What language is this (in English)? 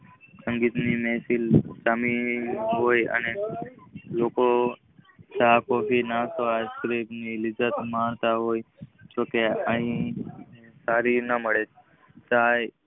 Gujarati